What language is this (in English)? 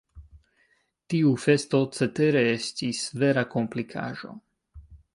Esperanto